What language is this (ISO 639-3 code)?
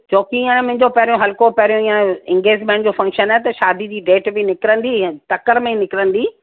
snd